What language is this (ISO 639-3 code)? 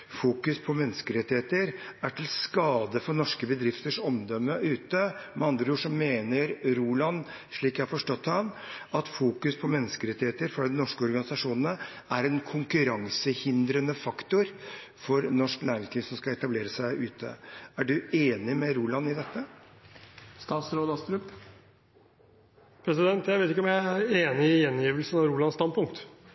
nor